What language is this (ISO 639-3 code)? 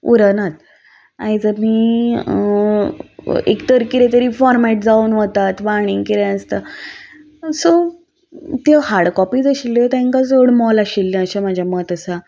kok